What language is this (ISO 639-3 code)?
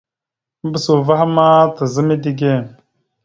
mxu